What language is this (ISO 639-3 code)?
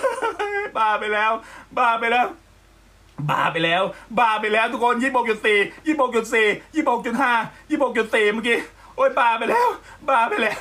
tha